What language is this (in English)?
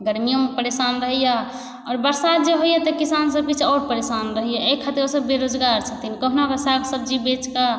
Maithili